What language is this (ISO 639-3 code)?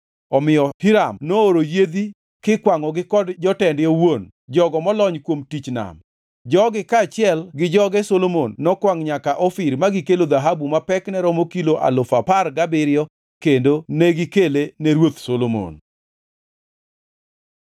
luo